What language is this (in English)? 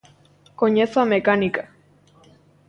Galician